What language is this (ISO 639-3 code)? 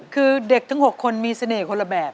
tha